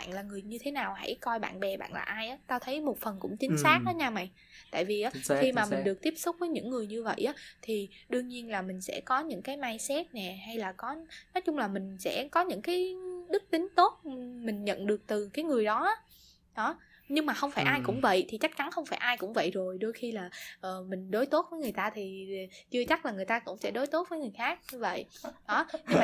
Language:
Vietnamese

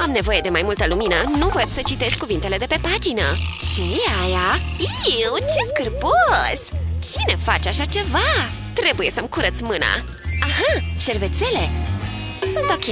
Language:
Romanian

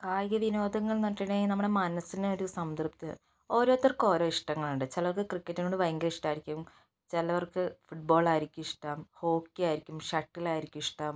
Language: Malayalam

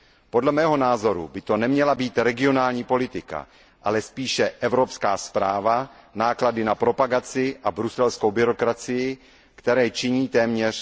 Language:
Czech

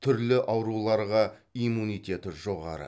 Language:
Kazakh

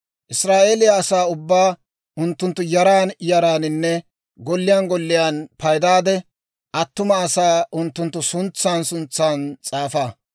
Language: Dawro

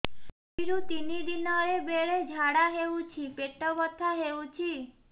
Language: Odia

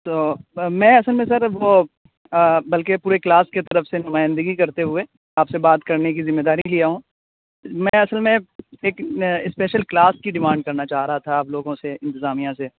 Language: Urdu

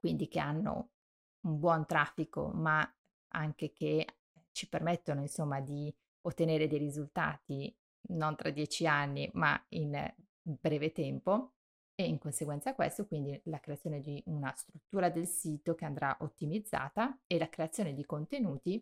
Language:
Italian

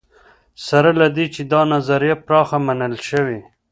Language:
Pashto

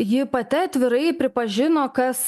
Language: Lithuanian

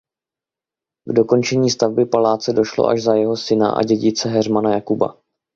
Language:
Czech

